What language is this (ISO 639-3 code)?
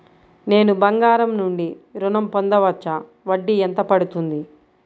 tel